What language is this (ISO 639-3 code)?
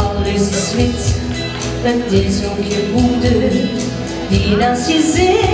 bul